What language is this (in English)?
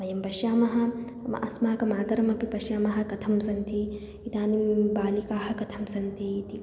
Sanskrit